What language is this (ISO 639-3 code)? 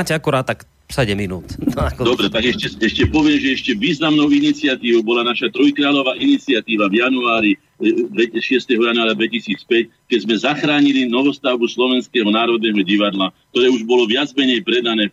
slk